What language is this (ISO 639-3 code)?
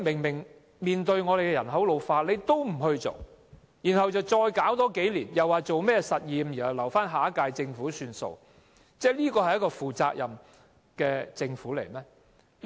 yue